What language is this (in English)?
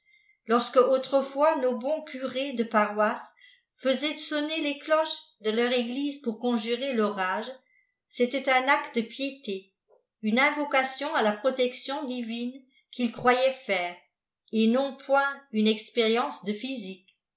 French